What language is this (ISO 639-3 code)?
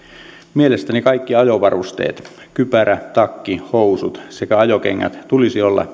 fin